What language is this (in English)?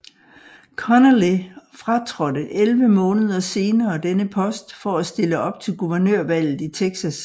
Danish